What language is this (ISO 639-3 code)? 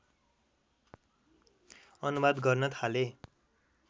nep